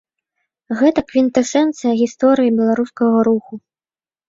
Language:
Belarusian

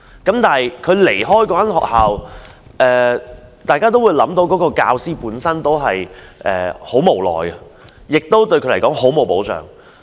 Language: Cantonese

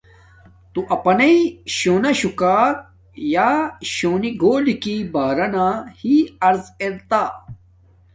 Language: Domaaki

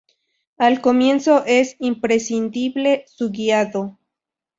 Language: Spanish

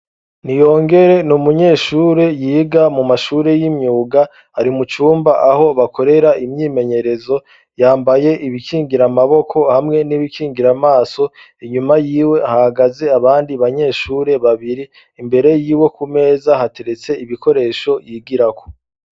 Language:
Rundi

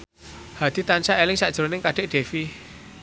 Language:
Javanese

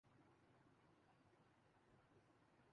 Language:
Urdu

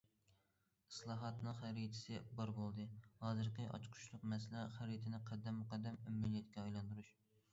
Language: Uyghur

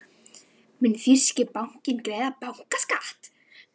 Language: Icelandic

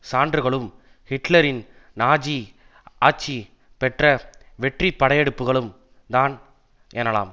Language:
Tamil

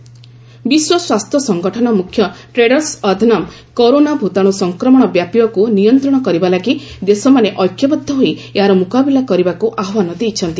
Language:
Odia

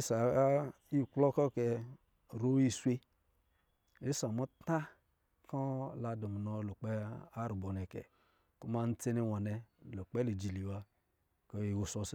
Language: Lijili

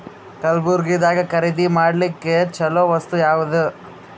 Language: Kannada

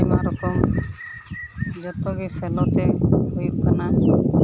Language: Santali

